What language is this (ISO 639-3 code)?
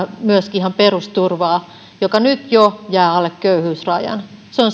fin